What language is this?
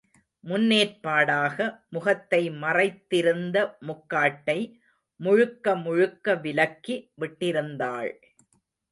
Tamil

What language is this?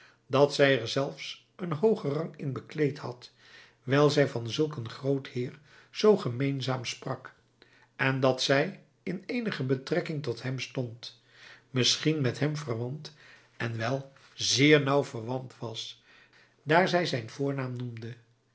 Dutch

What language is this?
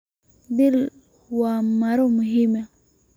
Somali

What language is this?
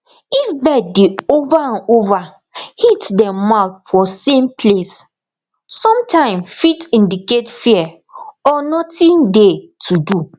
Nigerian Pidgin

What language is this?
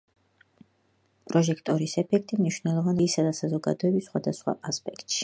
Georgian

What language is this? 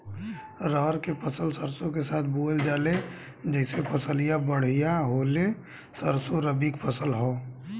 Bhojpuri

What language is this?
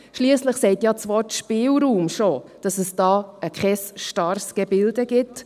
Swiss German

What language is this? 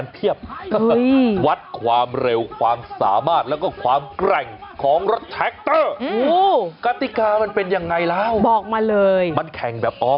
Thai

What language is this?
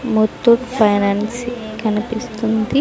Telugu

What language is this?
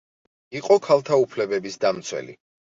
Georgian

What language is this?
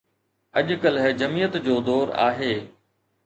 Sindhi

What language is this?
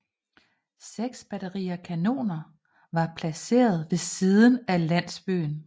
Danish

